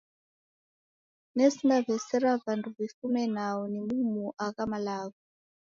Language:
Taita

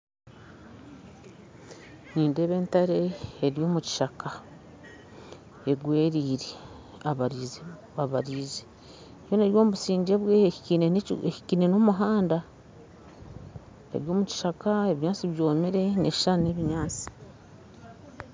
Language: Nyankole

